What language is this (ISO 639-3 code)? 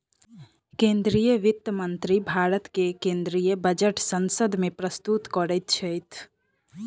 mai